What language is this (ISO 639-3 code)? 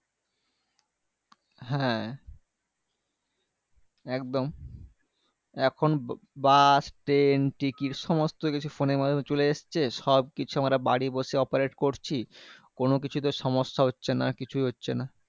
ben